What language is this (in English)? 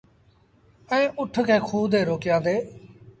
Sindhi Bhil